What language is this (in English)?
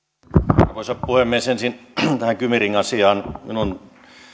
Finnish